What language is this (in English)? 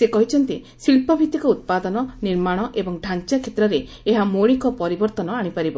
Odia